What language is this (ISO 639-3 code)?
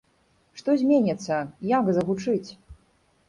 bel